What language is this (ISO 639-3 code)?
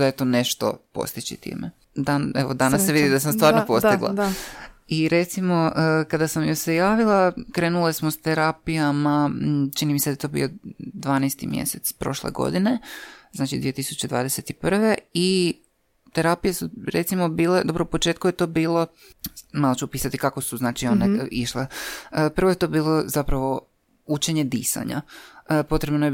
hrv